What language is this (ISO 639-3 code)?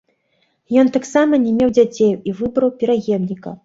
bel